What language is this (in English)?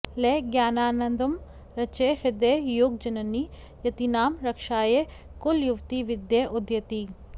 Sanskrit